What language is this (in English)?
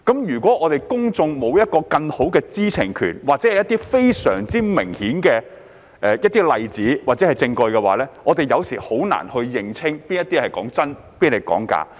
Cantonese